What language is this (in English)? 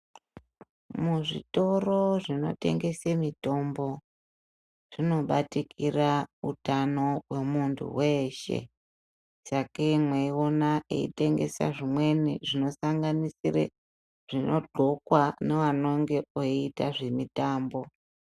Ndau